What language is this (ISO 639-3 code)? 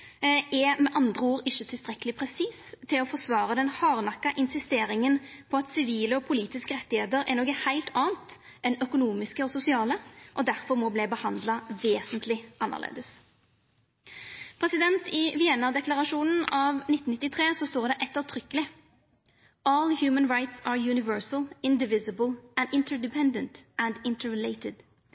nno